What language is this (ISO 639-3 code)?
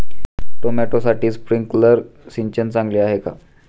mar